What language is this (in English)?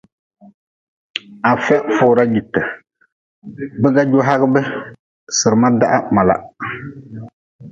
Nawdm